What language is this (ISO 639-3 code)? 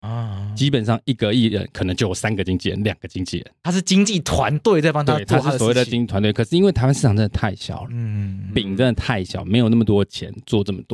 zho